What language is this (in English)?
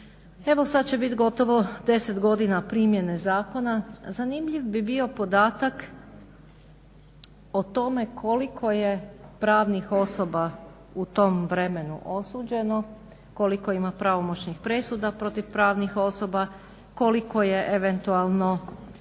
Croatian